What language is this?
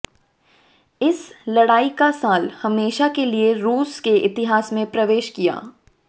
Hindi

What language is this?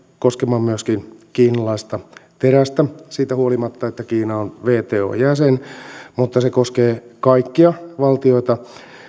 Finnish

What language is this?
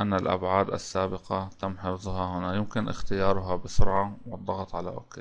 Arabic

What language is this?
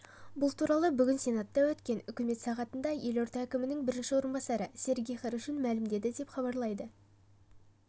Kazakh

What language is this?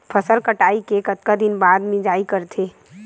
Chhattisgarhi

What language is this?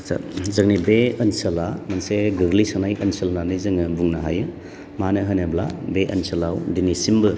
Bodo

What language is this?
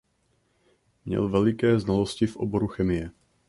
Czech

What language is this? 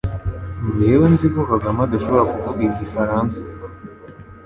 Kinyarwanda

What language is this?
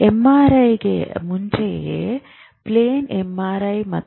Kannada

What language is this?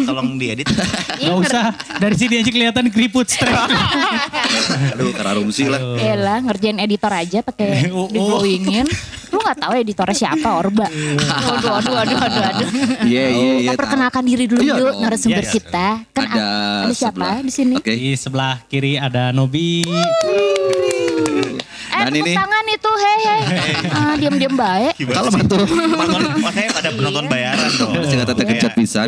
Indonesian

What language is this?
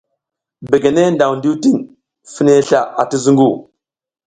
South Giziga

